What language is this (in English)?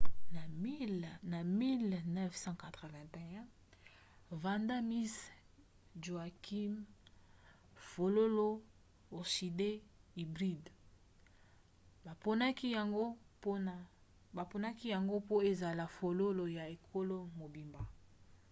Lingala